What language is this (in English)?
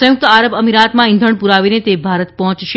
Gujarati